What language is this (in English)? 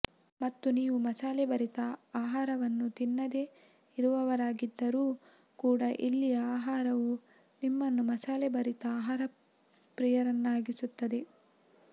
Kannada